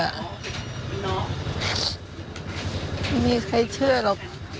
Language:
Thai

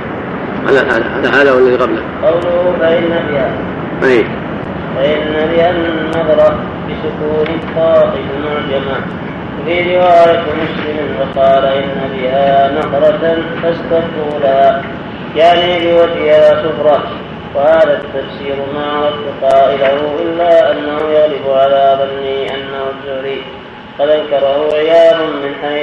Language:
Arabic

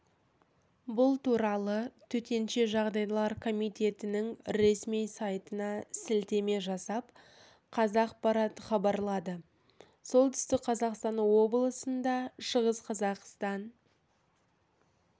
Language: Kazakh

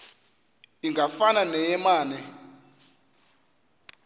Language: Xhosa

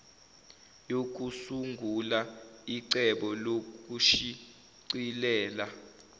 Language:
Zulu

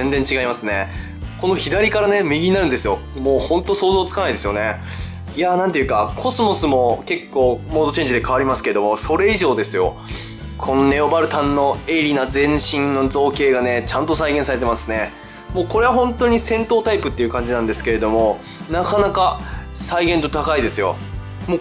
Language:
Japanese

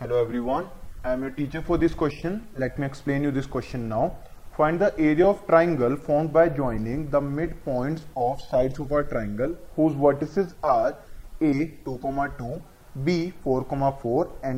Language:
Hindi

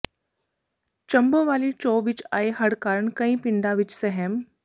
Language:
Punjabi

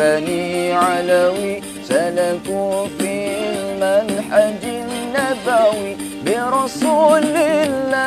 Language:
Indonesian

